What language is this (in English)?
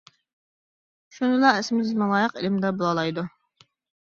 Uyghur